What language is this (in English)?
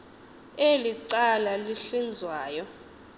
Xhosa